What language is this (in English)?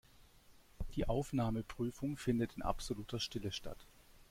German